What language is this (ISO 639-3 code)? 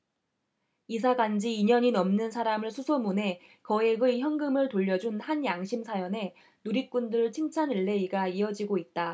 kor